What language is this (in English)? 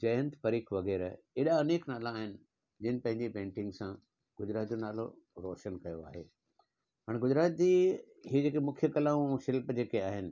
Sindhi